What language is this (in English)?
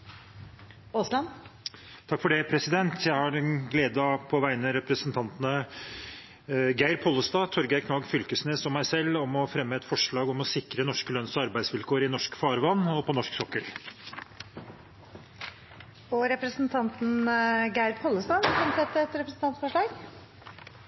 Norwegian